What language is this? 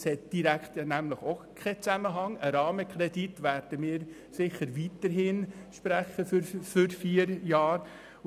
Swiss German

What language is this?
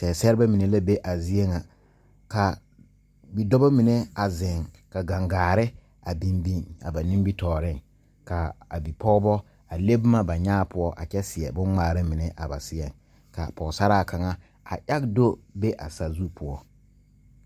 Southern Dagaare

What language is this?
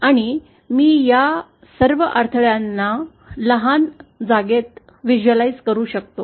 Marathi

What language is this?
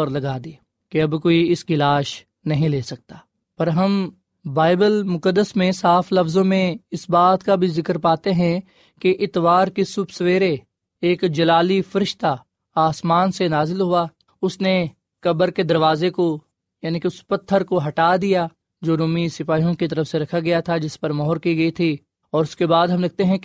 Urdu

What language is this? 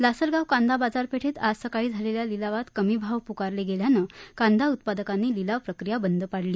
Marathi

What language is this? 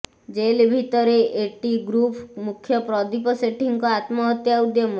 Odia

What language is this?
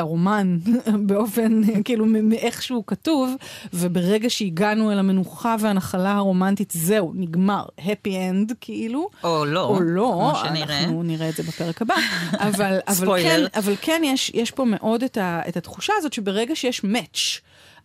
Hebrew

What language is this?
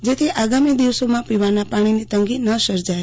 Gujarati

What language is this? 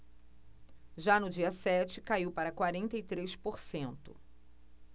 Portuguese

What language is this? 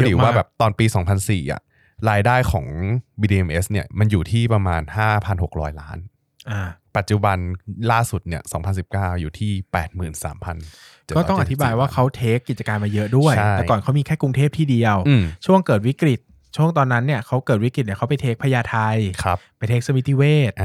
Thai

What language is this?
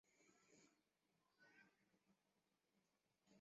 Chinese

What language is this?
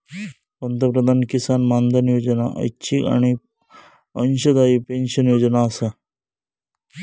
Marathi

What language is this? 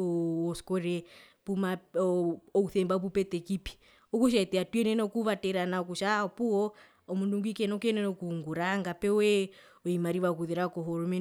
Herero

